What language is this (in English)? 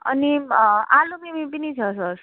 Nepali